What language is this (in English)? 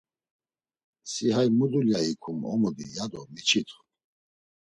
Laz